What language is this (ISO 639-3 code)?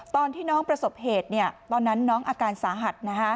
tha